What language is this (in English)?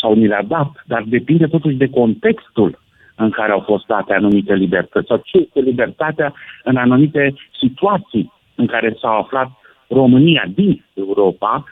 Romanian